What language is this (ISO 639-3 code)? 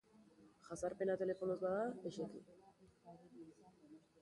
eus